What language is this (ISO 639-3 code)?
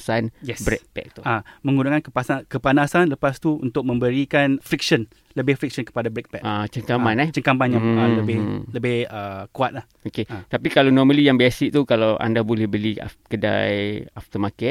msa